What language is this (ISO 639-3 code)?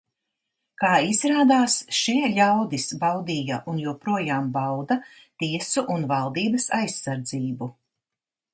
lav